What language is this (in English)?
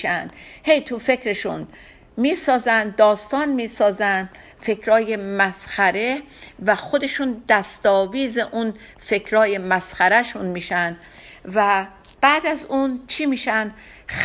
Persian